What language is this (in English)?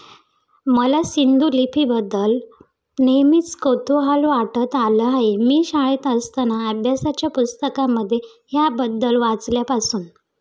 Marathi